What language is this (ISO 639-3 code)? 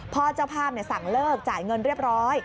tha